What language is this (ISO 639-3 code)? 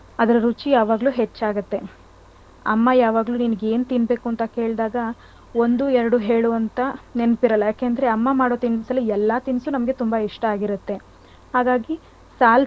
kan